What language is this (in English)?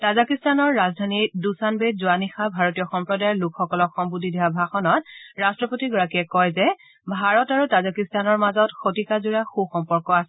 Assamese